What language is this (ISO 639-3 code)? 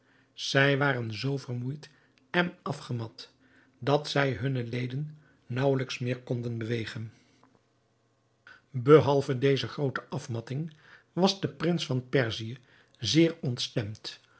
nld